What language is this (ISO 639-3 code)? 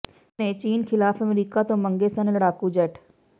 pan